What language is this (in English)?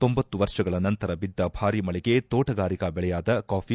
Kannada